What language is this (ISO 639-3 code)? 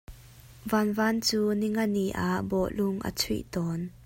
cnh